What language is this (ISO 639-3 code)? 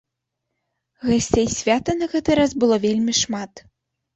bel